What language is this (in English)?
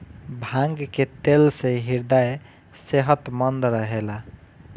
Bhojpuri